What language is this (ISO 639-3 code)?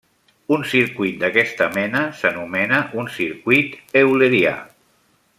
cat